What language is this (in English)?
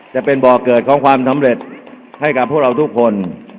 Thai